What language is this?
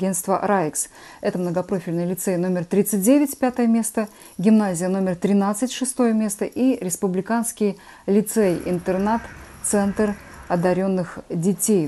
Russian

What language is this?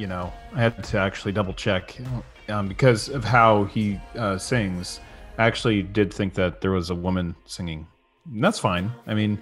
English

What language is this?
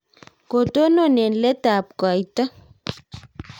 Kalenjin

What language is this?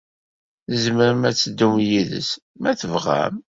Kabyle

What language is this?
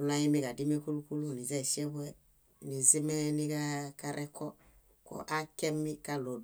Bayot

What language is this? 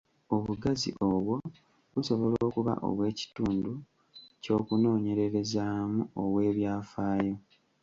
Ganda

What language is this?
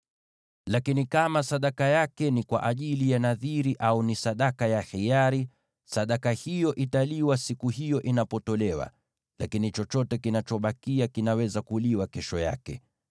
Swahili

